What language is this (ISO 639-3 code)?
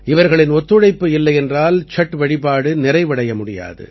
tam